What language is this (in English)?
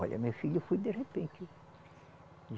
Portuguese